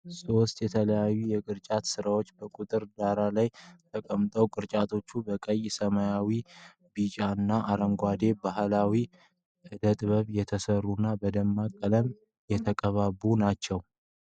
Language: Amharic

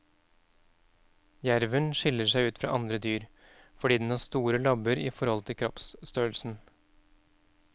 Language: Norwegian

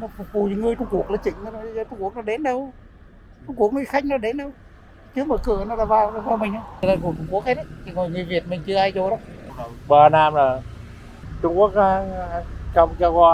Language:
Vietnamese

